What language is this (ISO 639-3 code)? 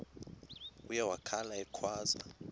xho